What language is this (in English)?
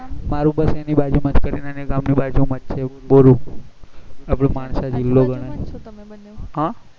Gujarati